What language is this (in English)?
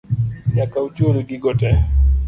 Luo (Kenya and Tanzania)